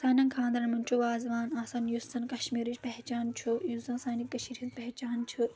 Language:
Kashmiri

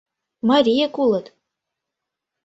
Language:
Mari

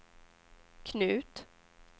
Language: Swedish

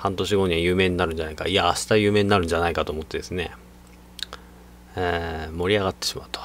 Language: Japanese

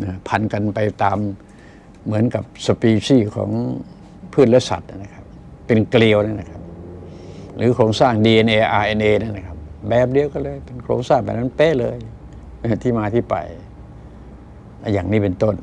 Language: Thai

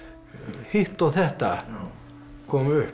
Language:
Icelandic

